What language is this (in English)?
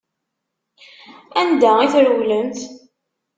Kabyle